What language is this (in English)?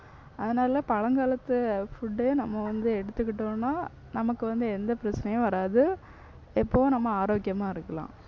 Tamil